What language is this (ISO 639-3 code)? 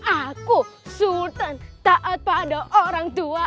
ind